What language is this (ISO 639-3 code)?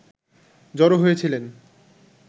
ben